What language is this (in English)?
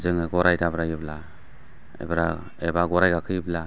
Bodo